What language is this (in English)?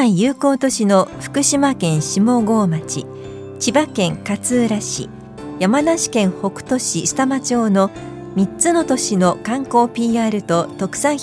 Japanese